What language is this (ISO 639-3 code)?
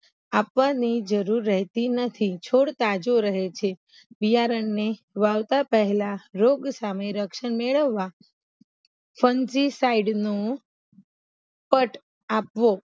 guj